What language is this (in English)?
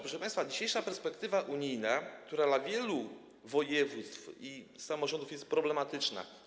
Polish